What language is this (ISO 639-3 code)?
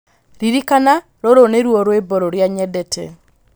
kik